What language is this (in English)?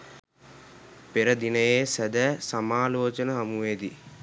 Sinhala